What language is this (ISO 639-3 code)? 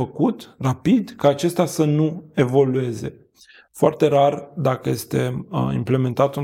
ron